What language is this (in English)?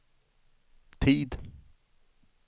Swedish